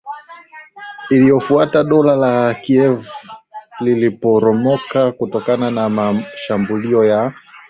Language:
Swahili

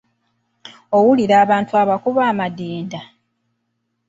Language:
Ganda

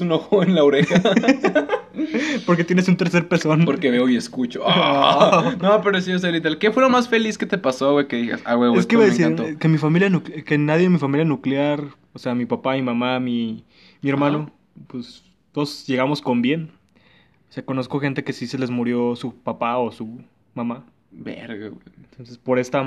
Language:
Spanish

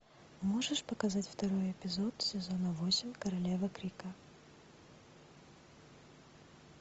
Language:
Russian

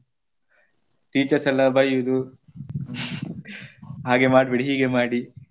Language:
Kannada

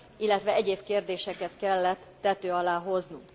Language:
Hungarian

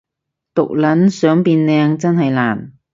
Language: Cantonese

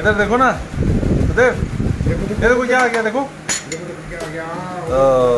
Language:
Hindi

